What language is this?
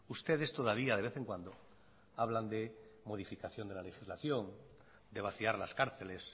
Spanish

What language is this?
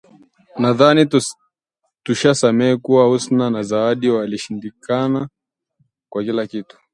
Swahili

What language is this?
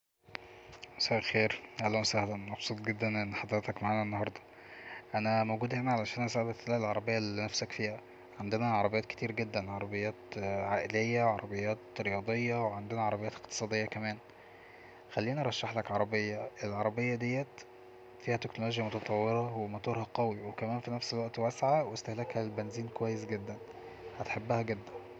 Egyptian Arabic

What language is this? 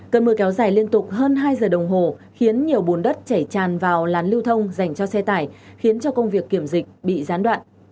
Vietnamese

